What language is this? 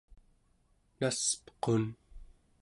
Central Yupik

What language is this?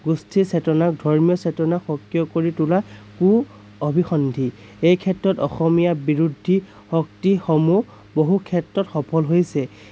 Assamese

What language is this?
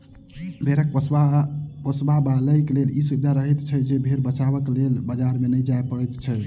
Maithili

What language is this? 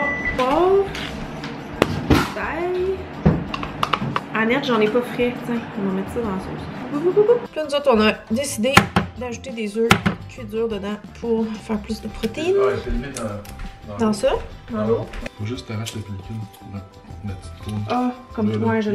French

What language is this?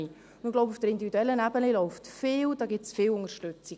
Swiss German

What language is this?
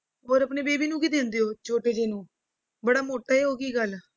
Punjabi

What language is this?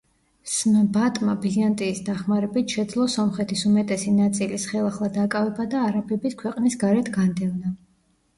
Georgian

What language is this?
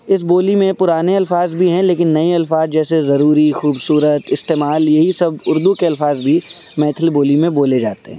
Urdu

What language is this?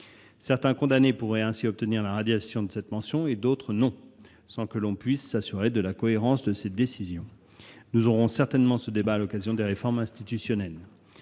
French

